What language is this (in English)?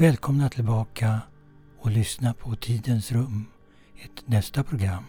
Swedish